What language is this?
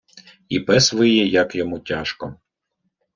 Ukrainian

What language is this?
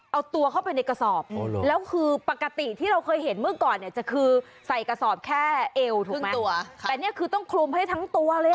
Thai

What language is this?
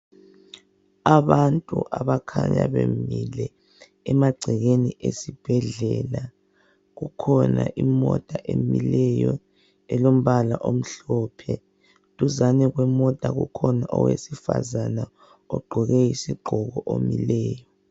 North Ndebele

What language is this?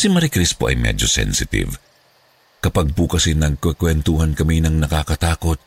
Filipino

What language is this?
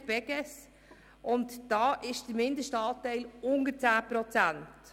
Swiss German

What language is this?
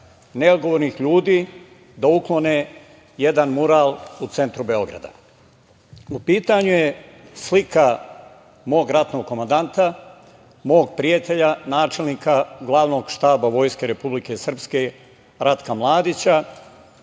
Serbian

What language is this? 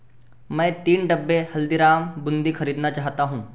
Hindi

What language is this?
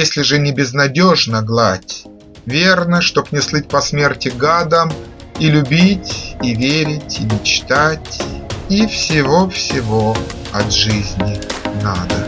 Russian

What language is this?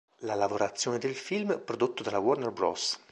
Italian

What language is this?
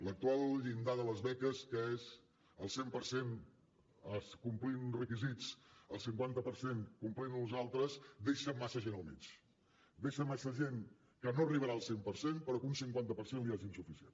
Catalan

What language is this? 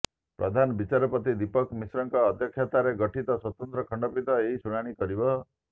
Odia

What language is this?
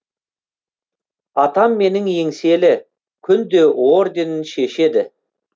Kazakh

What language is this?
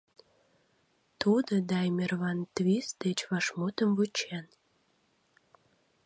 Mari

